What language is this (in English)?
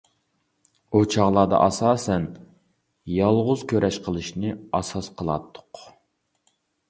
Uyghur